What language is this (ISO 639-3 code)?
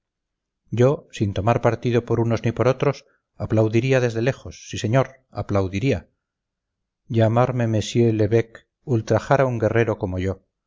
spa